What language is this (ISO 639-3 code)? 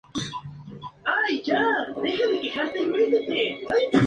spa